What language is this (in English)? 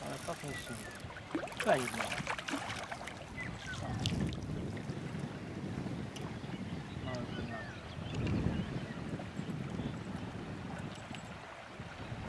Polish